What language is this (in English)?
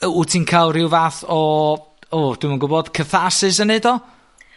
Welsh